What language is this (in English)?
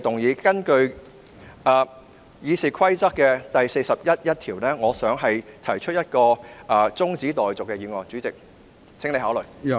Cantonese